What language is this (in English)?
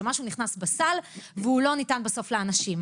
Hebrew